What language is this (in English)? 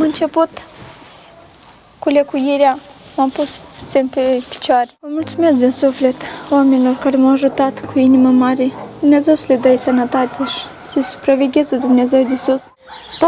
Romanian